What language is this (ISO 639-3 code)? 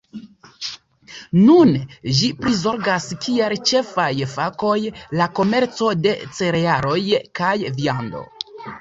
epo